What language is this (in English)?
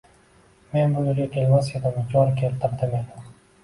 Uzbek